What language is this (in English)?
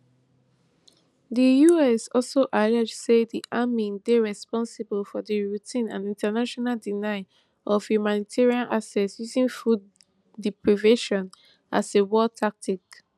Nigerian Pidgin